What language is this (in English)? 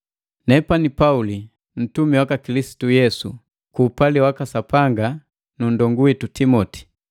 Matengo